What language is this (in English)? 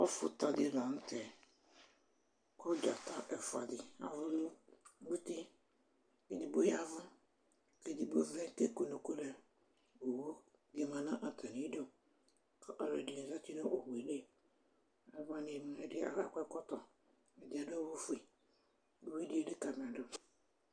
Ikposo